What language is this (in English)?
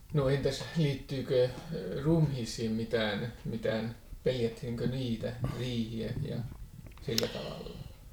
Finnish